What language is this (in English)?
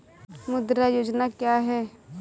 Hindi